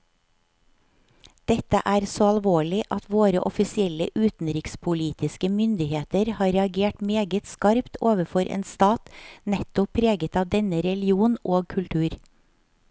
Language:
Norwegian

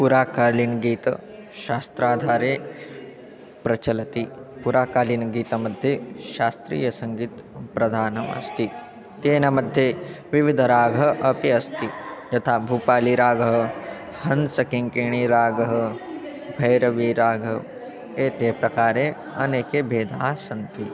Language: Sanskrit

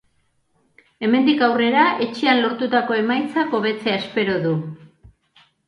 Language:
Basque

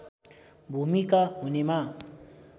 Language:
Nepali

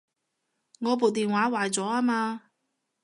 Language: Cantonese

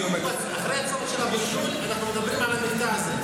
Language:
Hebrew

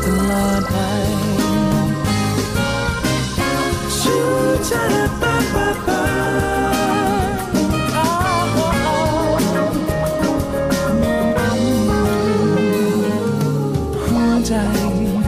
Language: Thai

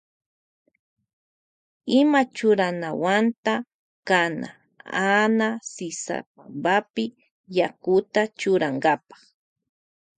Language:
Loja Highland Quichua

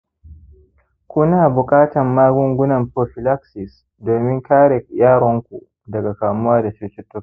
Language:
Hausa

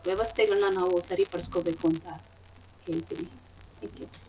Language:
Kannada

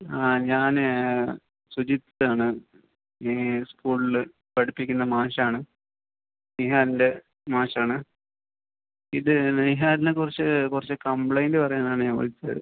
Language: Malayalam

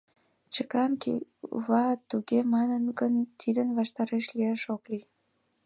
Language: Mari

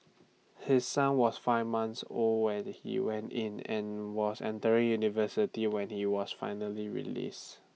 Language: English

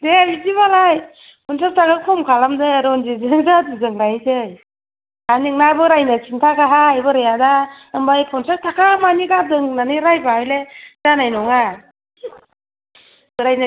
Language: Bodo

